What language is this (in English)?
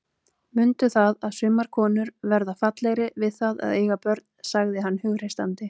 Icelandic